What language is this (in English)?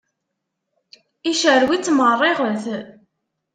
Kabyle